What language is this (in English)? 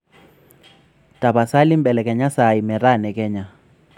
Masai